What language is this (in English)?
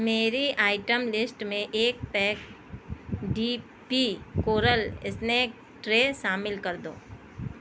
Urdu